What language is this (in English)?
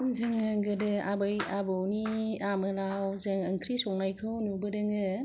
Bodo